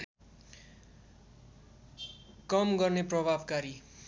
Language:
Nepali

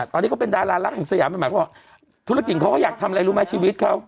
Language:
Thai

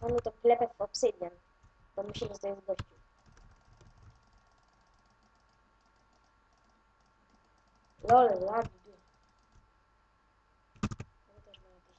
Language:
Polish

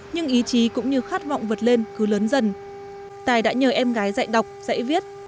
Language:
Vietnamese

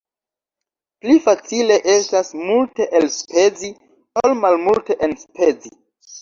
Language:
Esperanto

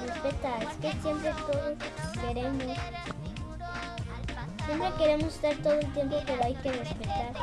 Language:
Spanish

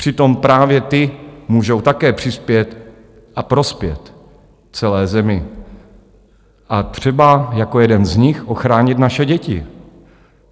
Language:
Czech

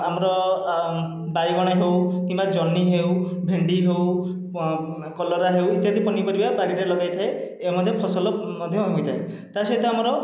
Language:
Odia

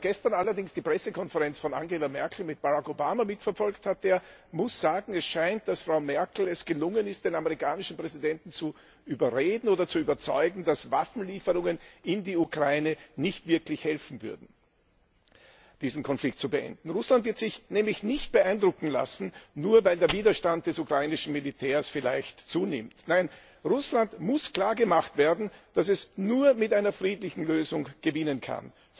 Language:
German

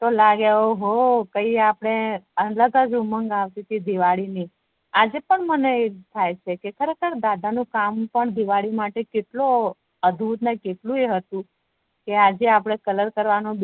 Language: Gujarati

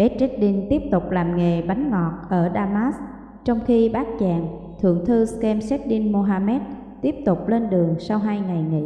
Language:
Vietnamese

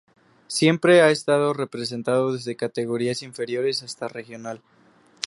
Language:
Spanish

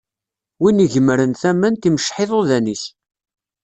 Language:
Kabyle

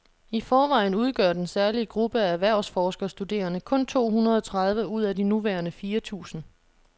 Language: Danish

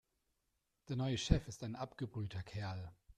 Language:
German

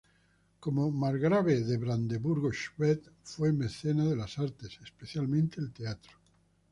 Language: Spanish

